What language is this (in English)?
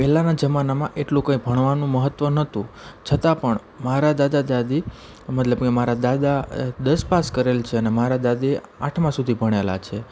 Gujarati